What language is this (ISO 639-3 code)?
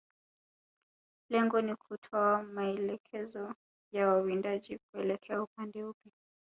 swa